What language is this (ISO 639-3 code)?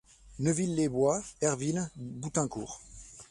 fra